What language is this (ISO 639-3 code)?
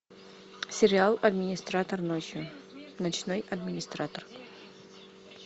rus